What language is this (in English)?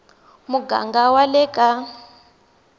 Tsonga